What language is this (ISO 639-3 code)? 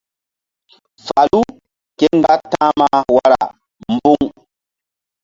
mdd